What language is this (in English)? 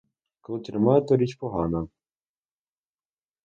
Ukrainian